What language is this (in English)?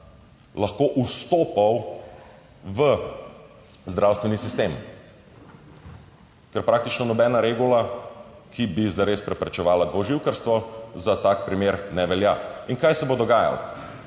Slovenian